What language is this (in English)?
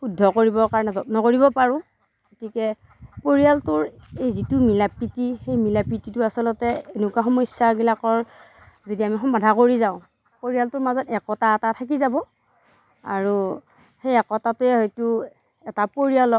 Assamese